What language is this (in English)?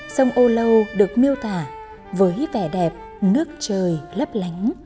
Vietnamese